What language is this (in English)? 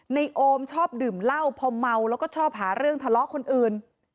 Thai